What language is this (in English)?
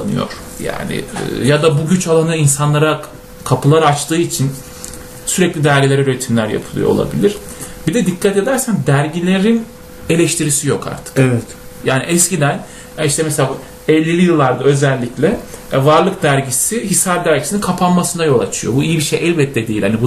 Turkish